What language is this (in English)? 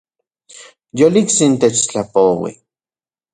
Central Puebla Nahuatl